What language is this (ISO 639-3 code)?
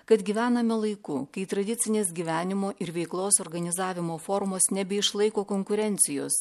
lit